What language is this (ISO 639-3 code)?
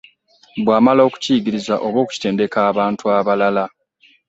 lug